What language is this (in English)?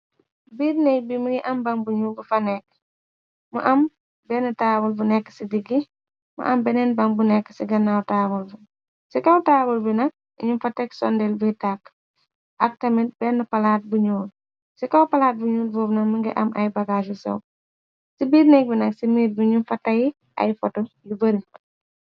Wolof